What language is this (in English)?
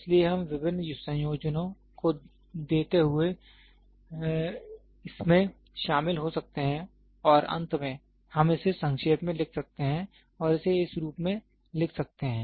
Hindi